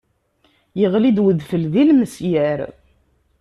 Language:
Kabyle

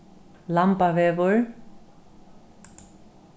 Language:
Faroese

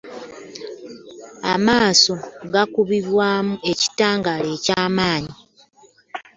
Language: Ganda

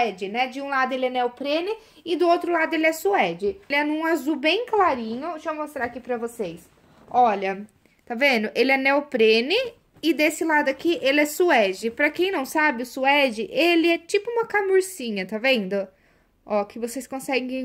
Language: Portuguese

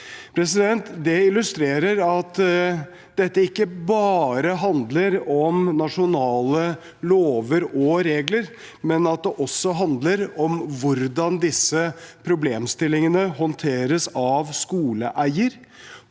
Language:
Norwegian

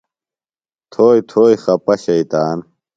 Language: Phalura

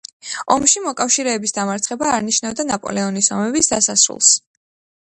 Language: Georgian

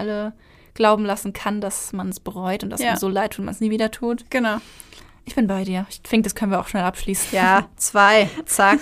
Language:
German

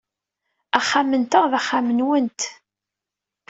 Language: Kabyle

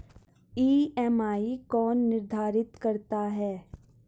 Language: Hindi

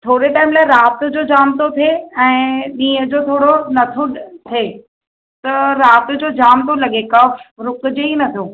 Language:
Sindhi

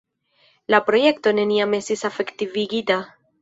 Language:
Esperanto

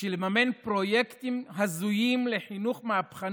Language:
Hebrew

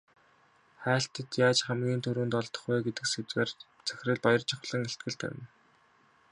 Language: Mongolian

